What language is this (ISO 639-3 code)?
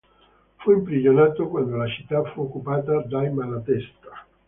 ita